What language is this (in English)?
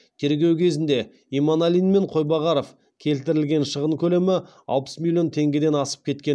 Kazakh